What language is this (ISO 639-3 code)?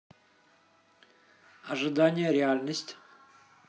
rus